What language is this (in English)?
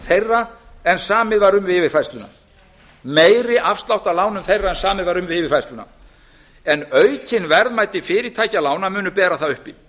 Icelandic